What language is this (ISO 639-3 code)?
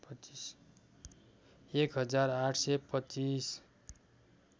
nep